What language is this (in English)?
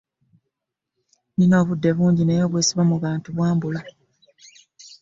Ganda